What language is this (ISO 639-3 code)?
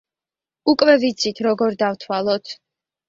kat